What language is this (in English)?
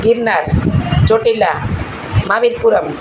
Gujarati